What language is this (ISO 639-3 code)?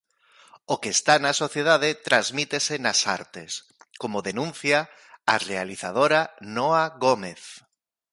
glg